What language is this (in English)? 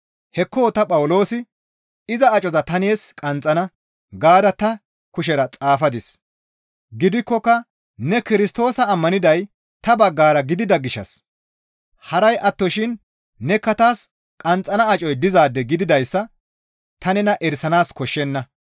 Gamo